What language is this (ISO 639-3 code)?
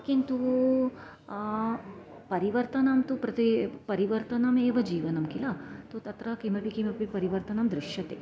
san